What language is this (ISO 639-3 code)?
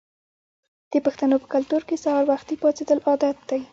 pus